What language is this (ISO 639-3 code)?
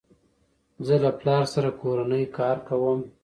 pus